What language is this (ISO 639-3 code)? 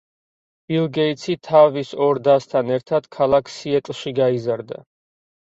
kat